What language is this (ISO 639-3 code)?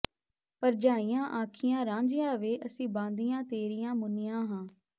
pan